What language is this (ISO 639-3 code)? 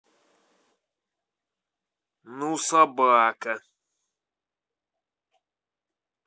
rus